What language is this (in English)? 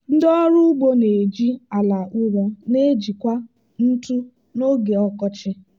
Igbo